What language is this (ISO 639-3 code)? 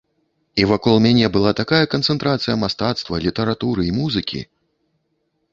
bel